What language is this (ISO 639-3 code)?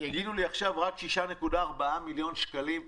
heb